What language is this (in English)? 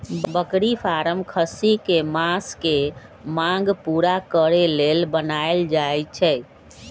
Magahi